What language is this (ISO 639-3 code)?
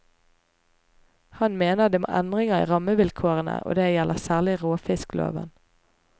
nor